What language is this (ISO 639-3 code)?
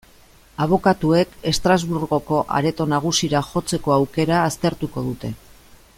eus